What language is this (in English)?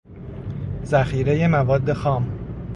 Persian